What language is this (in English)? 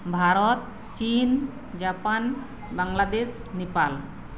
Santali